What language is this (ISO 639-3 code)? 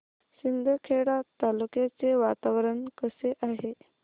mar